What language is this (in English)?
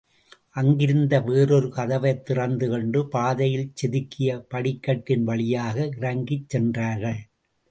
Tamil